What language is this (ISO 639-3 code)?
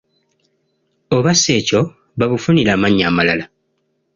lug